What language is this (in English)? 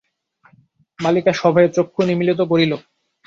Bangla